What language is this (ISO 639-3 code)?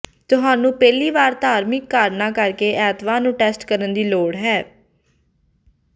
pan